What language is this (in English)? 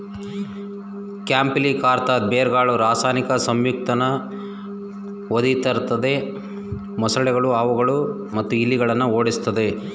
Kannada